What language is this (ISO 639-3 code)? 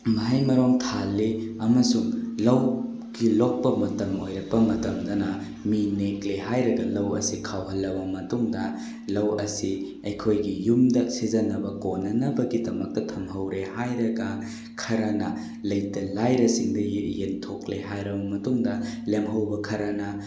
mni